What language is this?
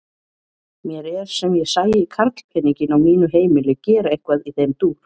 Icelandic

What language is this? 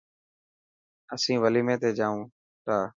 Dhatki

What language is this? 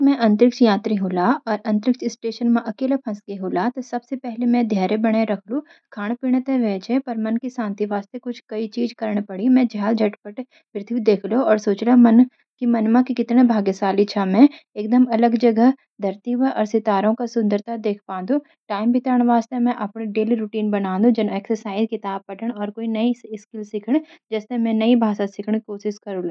Garhwali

